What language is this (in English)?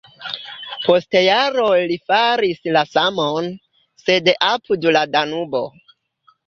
Esperanto